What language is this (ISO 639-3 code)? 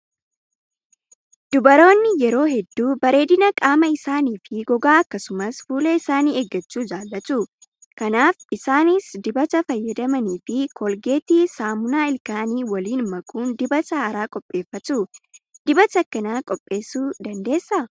orm